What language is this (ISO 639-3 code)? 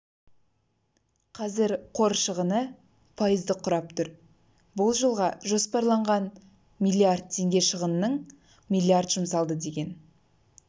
kaz